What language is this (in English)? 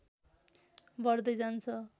Nepali